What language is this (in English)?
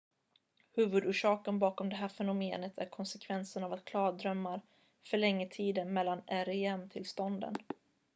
Swedish